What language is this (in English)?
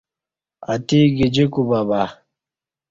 Kati